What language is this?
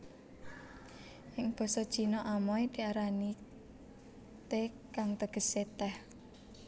Javanese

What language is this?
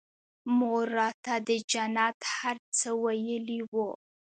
Pashto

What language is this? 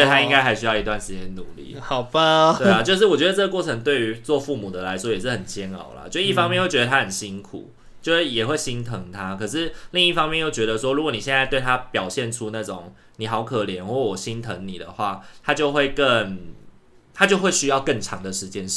Chinese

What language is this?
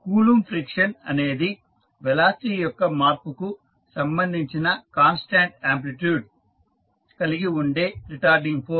Telugu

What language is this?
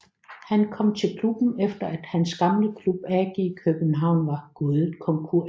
Danish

